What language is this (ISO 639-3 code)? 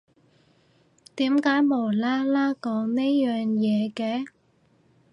yue